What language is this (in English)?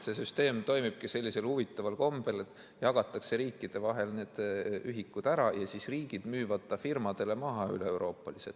Estonian